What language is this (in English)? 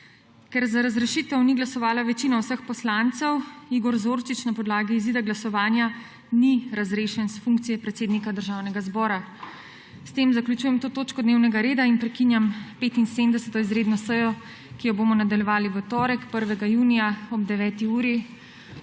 Slovenian